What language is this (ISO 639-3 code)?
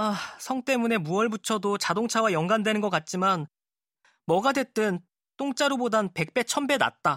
kor